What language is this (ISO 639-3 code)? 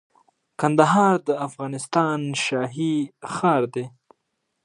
pus